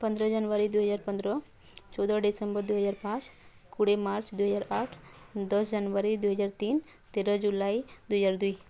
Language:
Odia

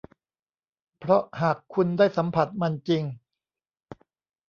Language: Thai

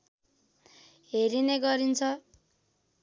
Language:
Nepali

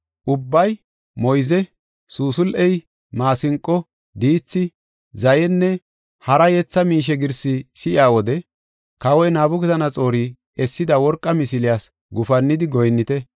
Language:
Gofa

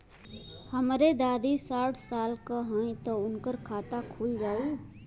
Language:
Bhojpuri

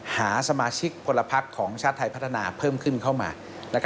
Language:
Thai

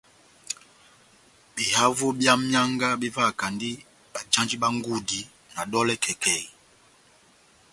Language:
Batanga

